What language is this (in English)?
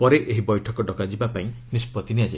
Odia